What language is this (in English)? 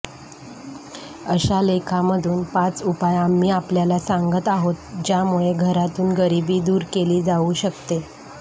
Marathi